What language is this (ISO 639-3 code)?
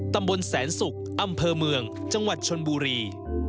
tha